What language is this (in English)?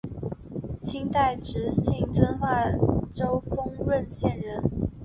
Chinese